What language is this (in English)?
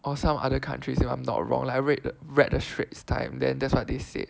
English